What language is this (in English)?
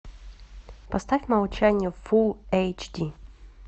Russian